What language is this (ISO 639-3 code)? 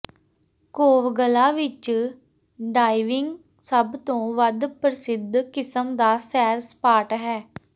pan